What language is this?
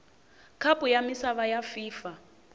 Tsonga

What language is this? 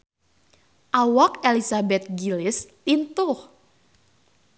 Sundanese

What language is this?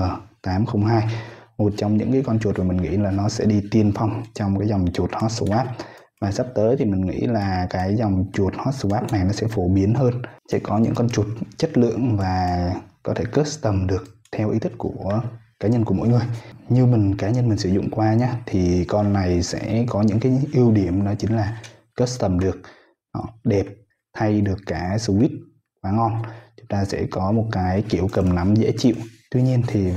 Vietnamese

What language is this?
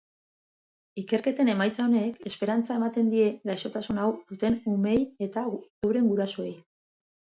Basque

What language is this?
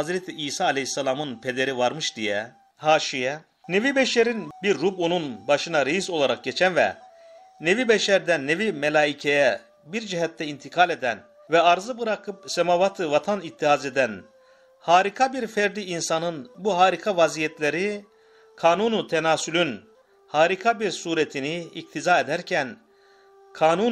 Turkish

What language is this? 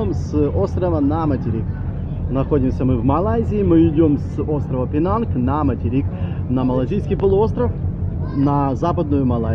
Russian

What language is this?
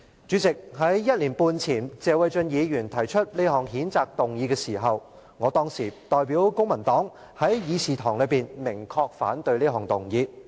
Cantonese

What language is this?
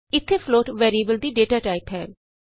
Punjabi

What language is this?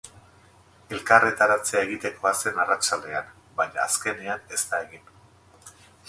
Basque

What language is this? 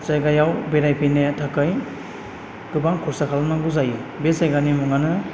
Bodo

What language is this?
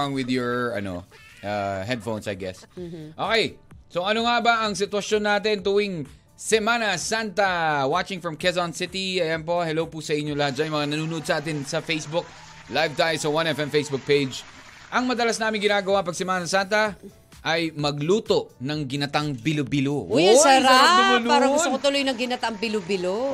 Filipino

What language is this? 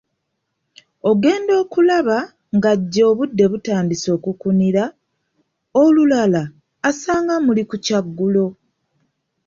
Ganda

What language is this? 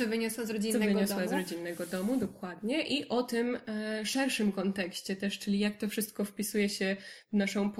Polish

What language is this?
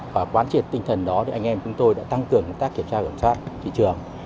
Vietnamese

